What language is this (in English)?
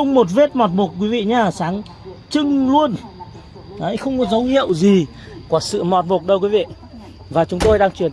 Vietnamese